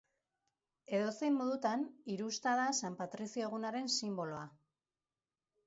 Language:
Basque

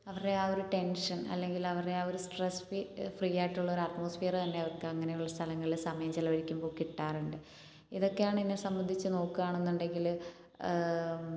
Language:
Malayalam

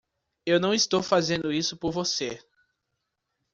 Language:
Portuguese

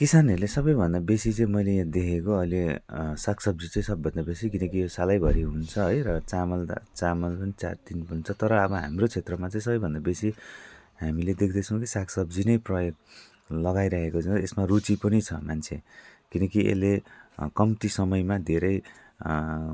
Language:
Nepali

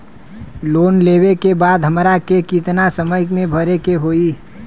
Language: Bhojpuri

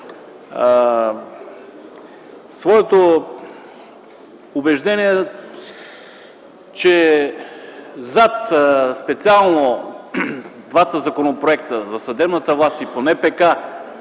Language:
Bulgarian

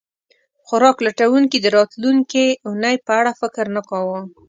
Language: Pashto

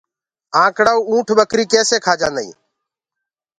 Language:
Gurgula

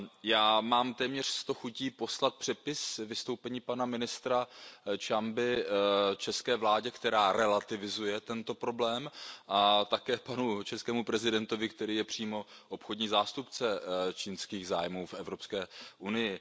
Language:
Czech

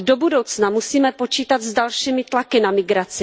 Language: Czech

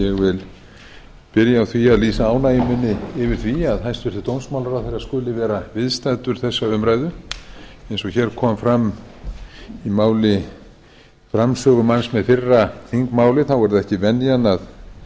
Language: Icelandic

